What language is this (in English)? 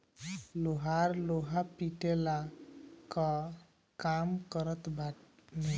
Bhojpuri